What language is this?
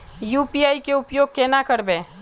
Magahi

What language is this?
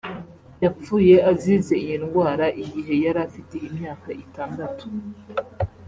Kinyarwanda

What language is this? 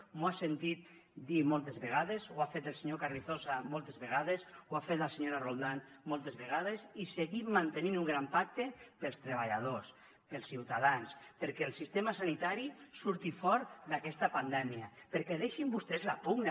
Catalan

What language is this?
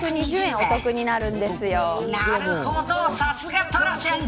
Japanese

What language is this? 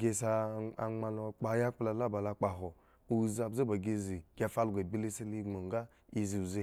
Eggon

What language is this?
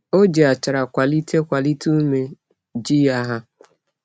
Igbo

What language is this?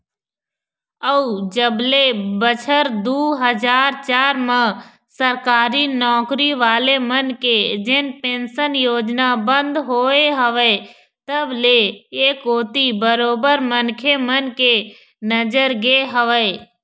Chhattisgarhi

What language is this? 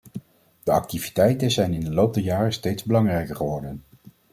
Dutch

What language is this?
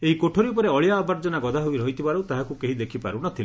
Odia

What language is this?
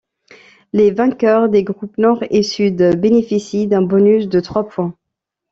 French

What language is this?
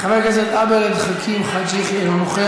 Hebrew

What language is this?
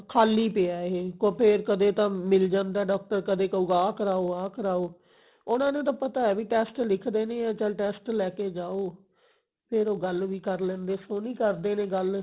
Punjabi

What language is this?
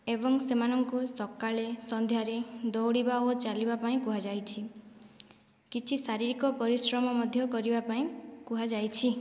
Odia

